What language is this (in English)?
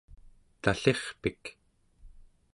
Central Yupik